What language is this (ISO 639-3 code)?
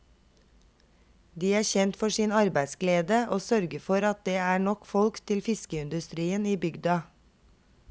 nor